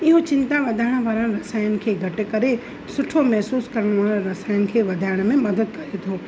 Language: Sindhi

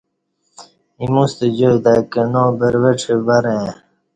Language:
Kati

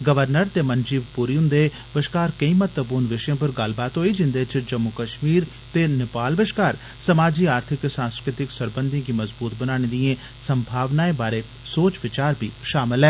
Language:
Dogri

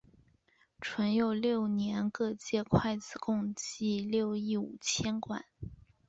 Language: Chinese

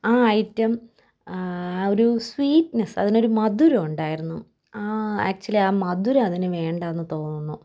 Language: Malayalam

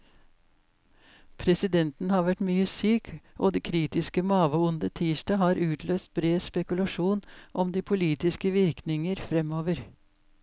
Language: Norwegian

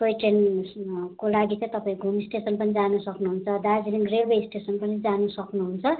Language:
Nepali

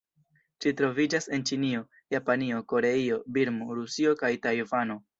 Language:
Esperanto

